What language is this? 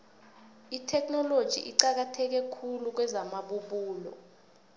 South Ndebele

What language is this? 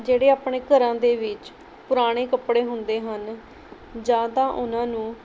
Punjabi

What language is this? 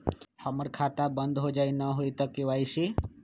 Magahi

